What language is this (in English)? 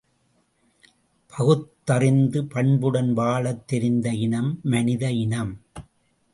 Tamil